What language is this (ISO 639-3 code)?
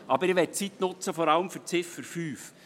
gsw